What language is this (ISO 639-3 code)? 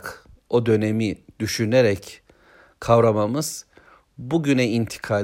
tur